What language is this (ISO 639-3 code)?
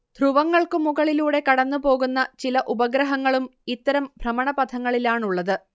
mal